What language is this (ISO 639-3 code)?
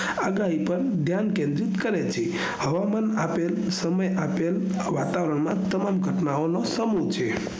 guj